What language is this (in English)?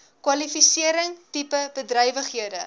Afrikaans